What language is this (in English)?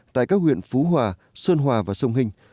Vietnamese